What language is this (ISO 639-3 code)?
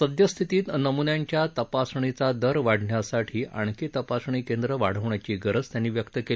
mar